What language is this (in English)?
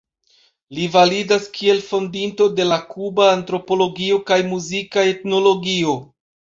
Esperanto